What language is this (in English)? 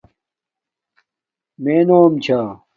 Domaaki